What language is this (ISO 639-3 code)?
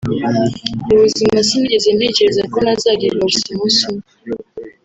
kin